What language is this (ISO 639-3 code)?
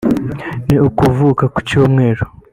kin